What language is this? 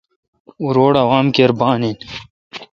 Kalkoti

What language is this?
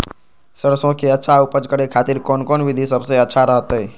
Magahi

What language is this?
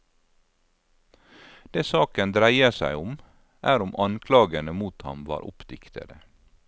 Norwegian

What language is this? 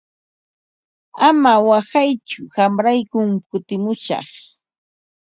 Ambo-Pasco Quechua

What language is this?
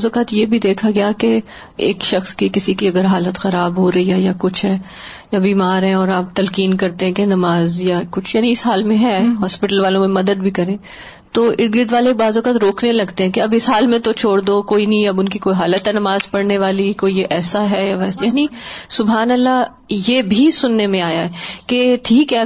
Urdu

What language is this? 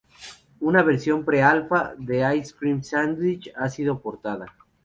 Spanish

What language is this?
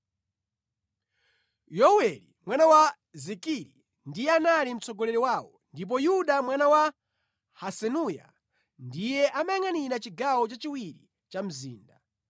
Nyanja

